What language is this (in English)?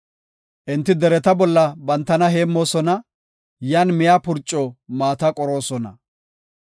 Gofa